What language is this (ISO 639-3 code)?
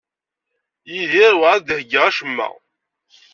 kab